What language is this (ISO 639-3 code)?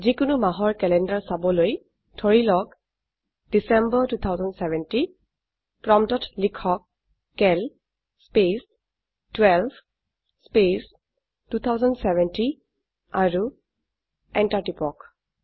asm